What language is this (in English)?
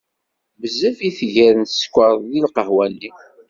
Kabyle